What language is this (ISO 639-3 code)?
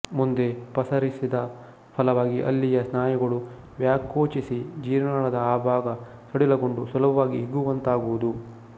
kan